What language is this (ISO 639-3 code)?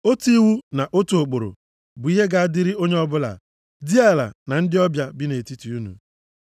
ibo